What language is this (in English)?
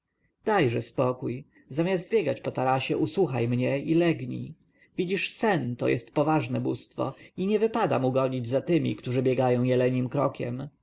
Polish